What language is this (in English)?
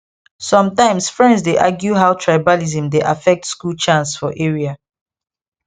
Nigerian Pidgin